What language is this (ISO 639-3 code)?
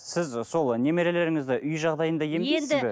kaz